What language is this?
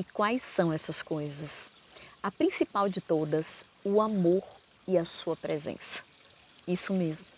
Portuguese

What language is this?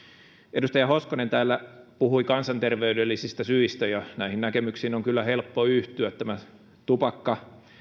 Finnish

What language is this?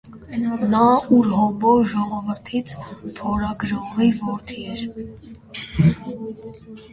Armenian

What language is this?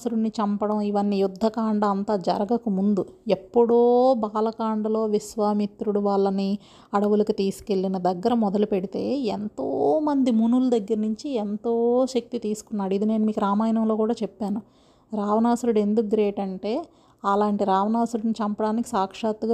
Telugu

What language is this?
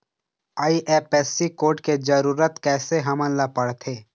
Chhattisgarhi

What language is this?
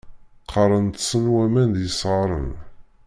Kabyle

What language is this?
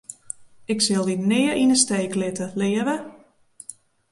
Western Frisian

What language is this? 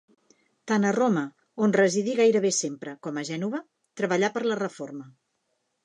Catalan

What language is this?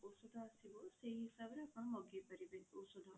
Odia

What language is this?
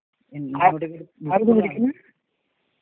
Malayalam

